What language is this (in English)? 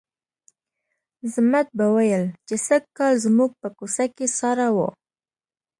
Pashto